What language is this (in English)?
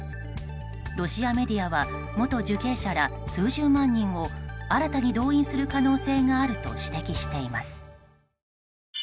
Japanese